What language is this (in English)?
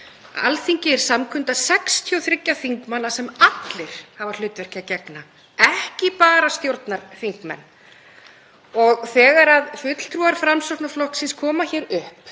Icelandic